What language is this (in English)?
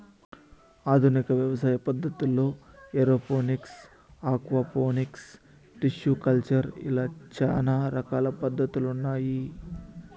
Telugu